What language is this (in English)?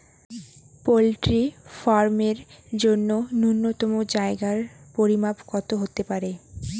Bangla